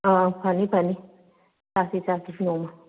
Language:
Manipuri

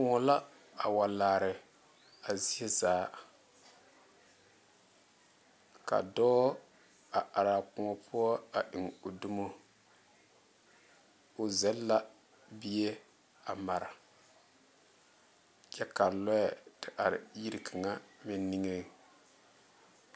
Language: Southern Dagaare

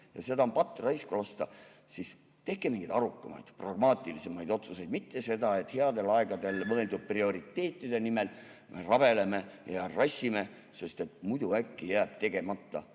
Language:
Estonian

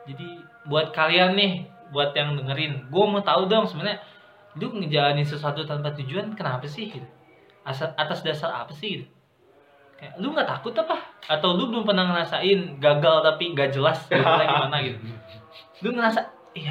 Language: Indonesian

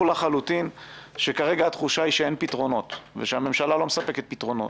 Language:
Hebrew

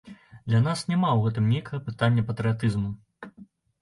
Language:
Belarusian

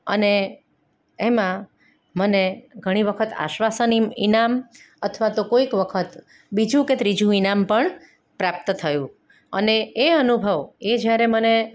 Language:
Gujarati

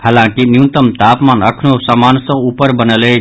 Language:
Maithili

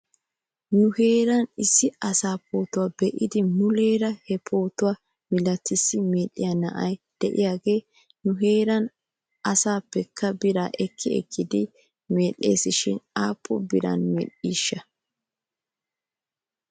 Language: Wolaytta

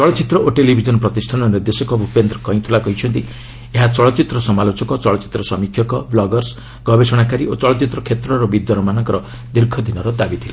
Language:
Odia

